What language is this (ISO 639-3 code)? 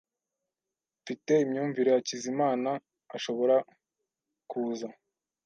kin